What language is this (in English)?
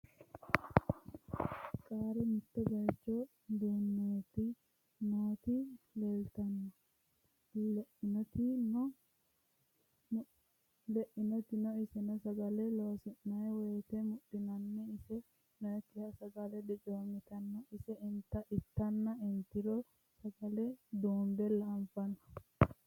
Sidamo